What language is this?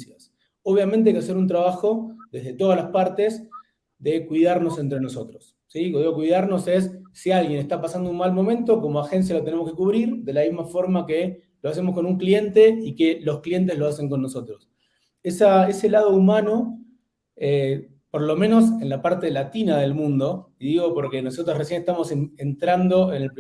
Spanish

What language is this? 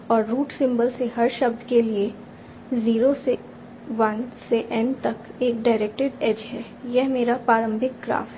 Hindi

